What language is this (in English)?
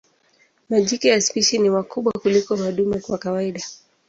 Swahili